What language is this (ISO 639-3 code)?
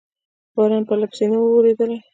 pus